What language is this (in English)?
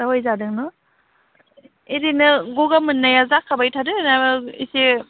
Bodo